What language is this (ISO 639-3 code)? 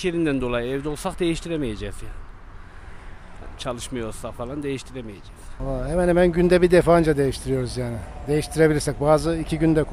tur